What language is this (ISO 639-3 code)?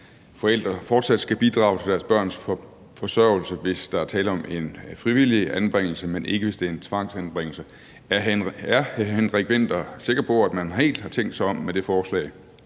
dan